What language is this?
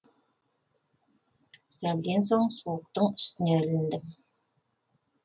Kazakh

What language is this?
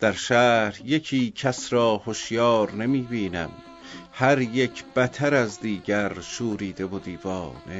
Persian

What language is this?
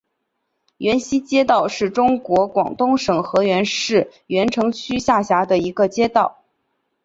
Chinese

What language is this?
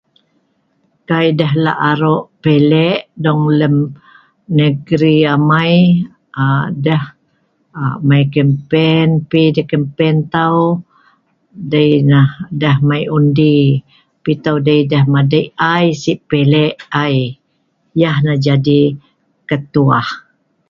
Sa'ban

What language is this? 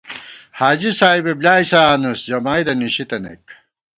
Gawar-Bati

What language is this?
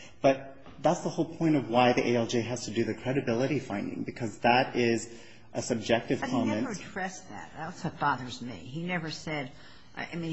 English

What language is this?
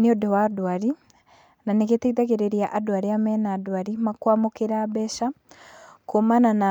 Kikuyu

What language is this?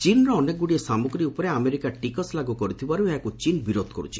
Odia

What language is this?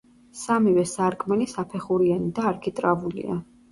Georgian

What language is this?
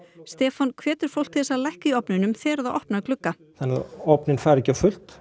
Icelandic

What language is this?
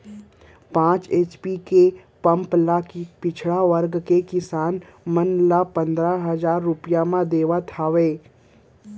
Chhattisgarhi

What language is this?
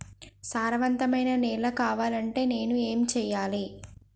Telugu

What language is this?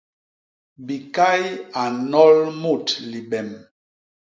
Basaa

